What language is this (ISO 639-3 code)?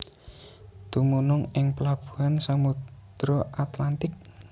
jav